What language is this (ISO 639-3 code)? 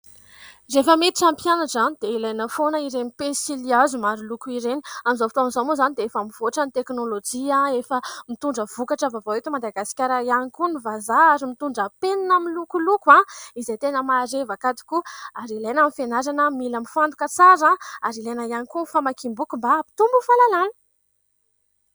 mlg